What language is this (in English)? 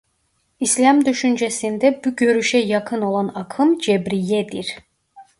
Turkish